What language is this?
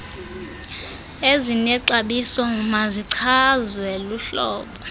Xhosa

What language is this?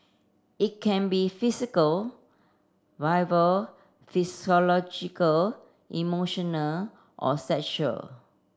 English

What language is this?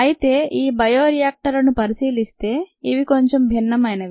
Telugu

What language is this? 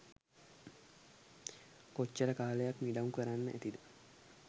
Sinhala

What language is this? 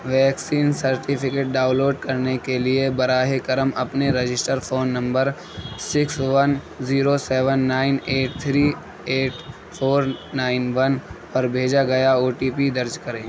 Urdu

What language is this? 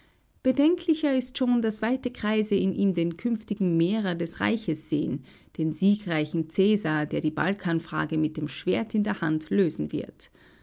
German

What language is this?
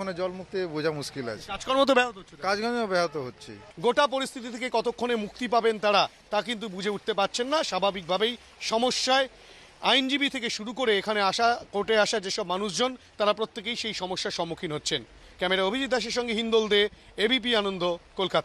Hindi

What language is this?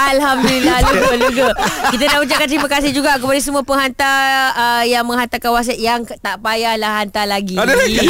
Malay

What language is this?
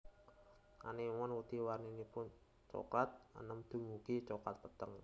Javanese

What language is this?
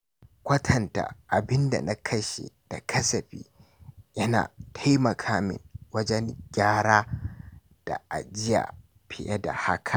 Hausa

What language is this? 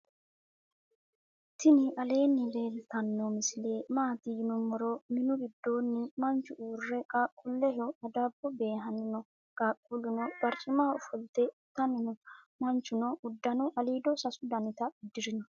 Sidamo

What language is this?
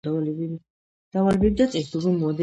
Georgian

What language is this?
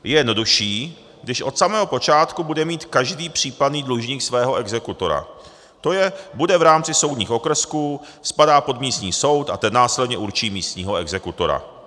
Czech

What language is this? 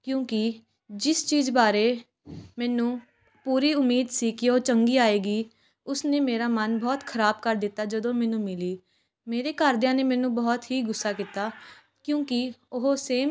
Punjabi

